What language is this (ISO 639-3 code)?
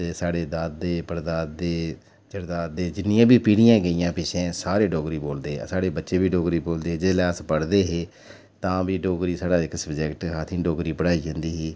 doi